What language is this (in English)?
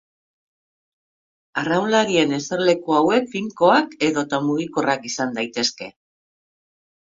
Basque